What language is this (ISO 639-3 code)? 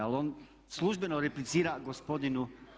hrv